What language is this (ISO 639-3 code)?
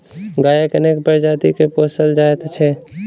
mai